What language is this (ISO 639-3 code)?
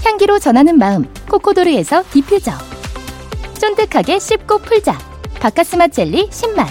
kor